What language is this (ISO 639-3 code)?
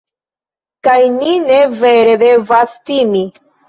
epo